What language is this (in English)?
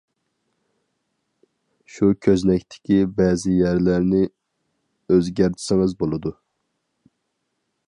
Uyghur